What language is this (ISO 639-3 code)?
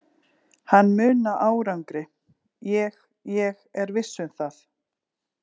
isl